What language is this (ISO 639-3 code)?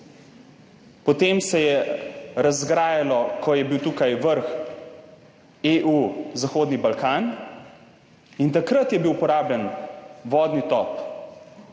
slv